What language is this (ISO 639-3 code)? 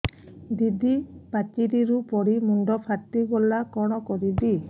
ori